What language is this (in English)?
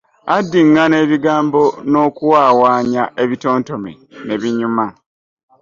Ganda